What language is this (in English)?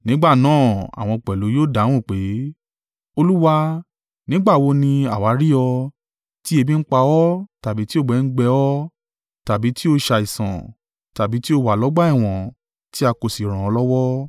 Yoruba